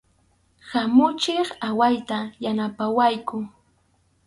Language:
Arequipa-La Unión Quechua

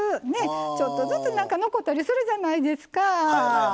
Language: Japanese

